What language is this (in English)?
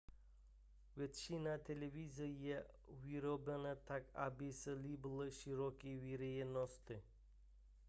Czech